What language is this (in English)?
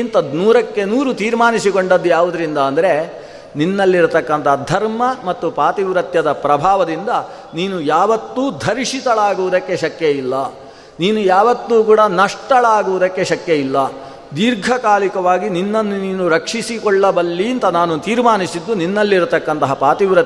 Kannada